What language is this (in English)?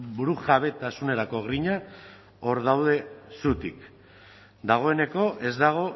Basque